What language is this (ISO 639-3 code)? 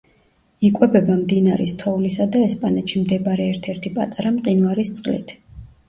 kat